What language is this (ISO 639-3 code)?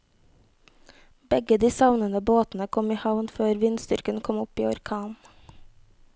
nor